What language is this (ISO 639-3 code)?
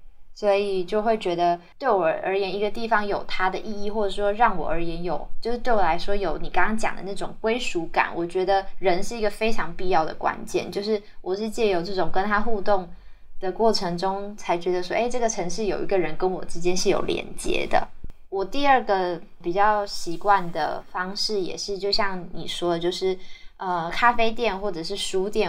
zho